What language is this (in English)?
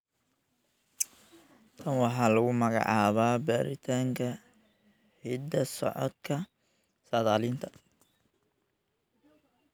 Somali